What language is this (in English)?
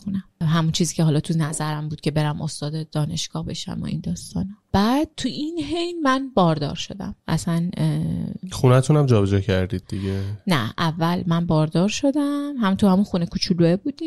Persian